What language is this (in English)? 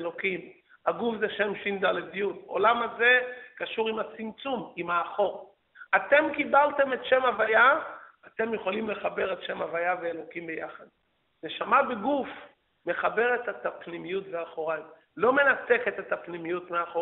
Hebrew